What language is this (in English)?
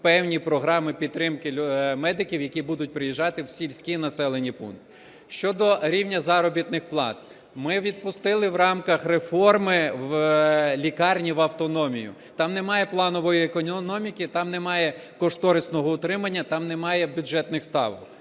Ukrainian